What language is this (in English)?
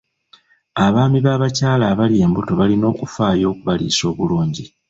Ganda